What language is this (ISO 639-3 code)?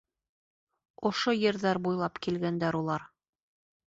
bak